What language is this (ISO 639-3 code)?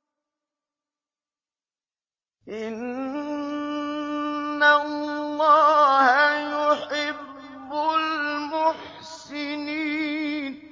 ara